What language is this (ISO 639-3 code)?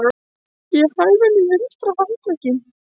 isl